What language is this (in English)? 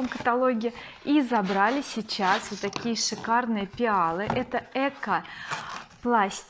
Russian